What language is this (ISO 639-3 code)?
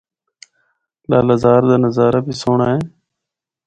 hno